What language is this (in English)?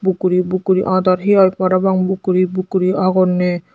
Chakma